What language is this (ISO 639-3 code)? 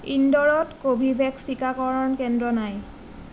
asm